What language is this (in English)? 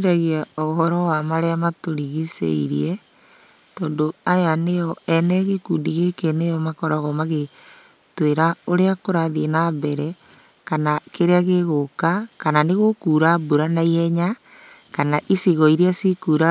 Kikuyu